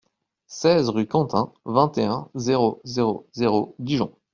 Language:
French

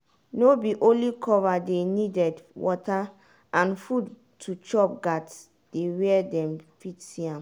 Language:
Nigerian Pidgin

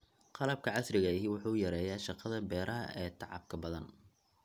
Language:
Somali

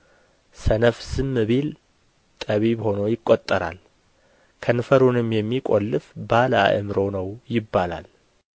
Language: Amharic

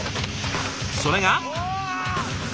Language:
Japanese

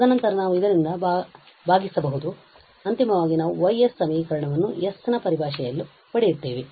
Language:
Kannada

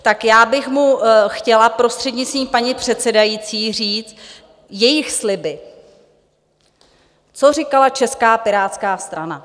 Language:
Czech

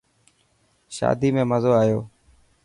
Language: Dhatki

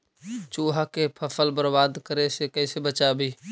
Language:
Magahi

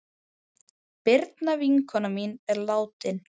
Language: Icelandic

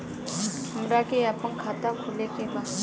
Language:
Bhojpuri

